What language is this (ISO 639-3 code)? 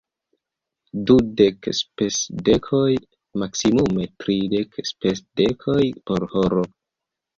epo